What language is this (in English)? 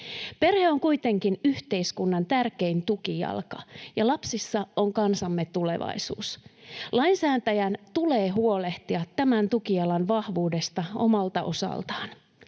Finnish